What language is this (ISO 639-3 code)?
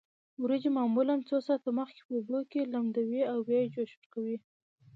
pus